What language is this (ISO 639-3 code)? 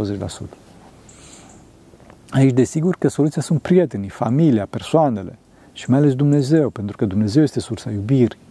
ron